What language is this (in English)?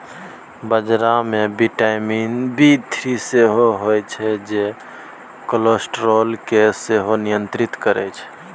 Maithili